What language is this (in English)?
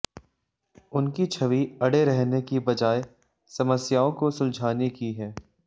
Hindi